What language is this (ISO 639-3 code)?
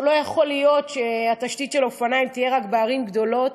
heb